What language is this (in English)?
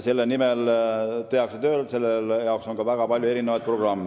Estonian